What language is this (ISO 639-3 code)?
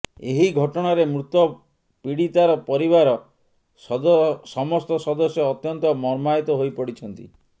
ori